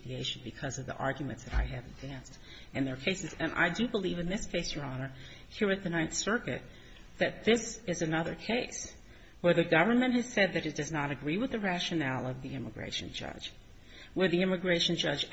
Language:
English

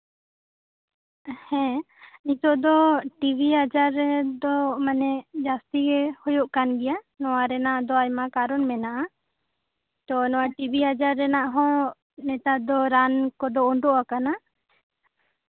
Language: Santali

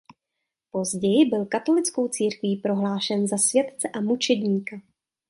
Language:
Czech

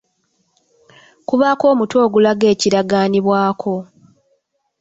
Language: Ganda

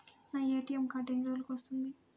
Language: Telugu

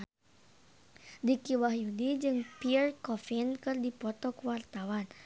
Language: Sundanese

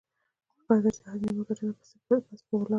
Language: Pashto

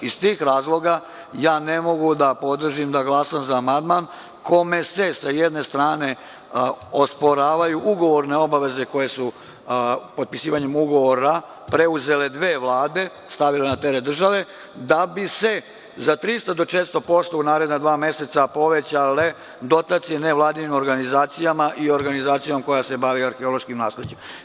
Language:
Serbian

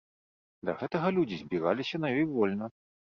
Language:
Belarusian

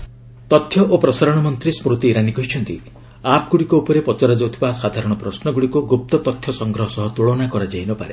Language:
Odia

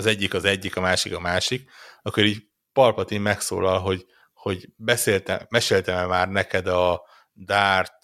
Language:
Hungarian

